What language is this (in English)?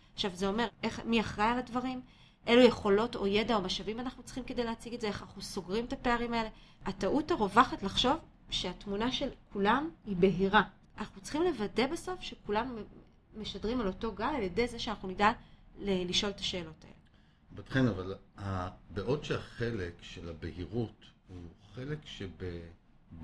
Hebrew